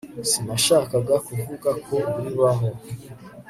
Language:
Kinyarwanda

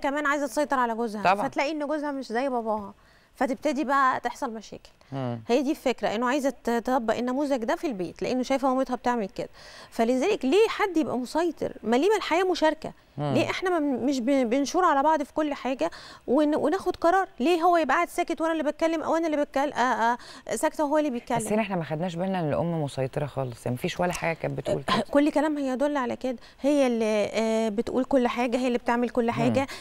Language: Arabic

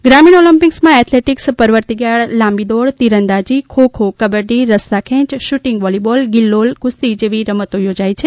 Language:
Gujarati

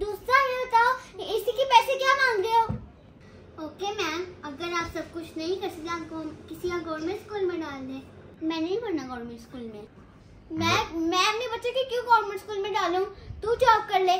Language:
Hindi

